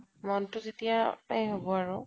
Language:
Assamese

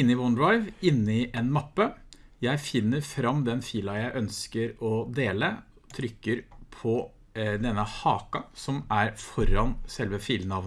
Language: Norwegian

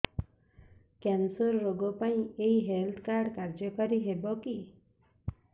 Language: Odia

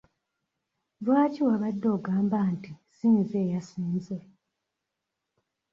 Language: Ganda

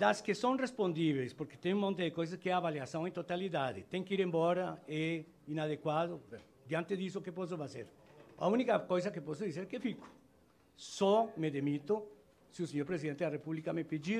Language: Portuguese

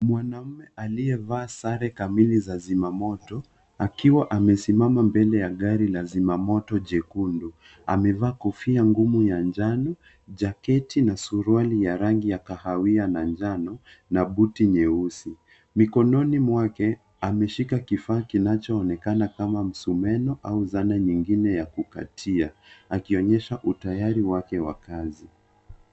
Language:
Swahili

